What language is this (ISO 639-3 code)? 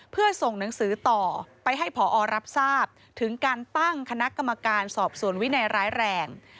tha